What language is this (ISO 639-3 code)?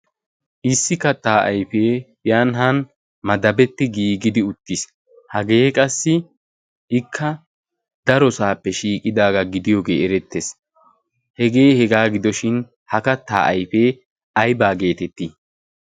wal